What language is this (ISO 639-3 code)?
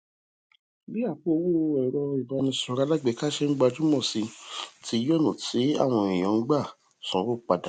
yor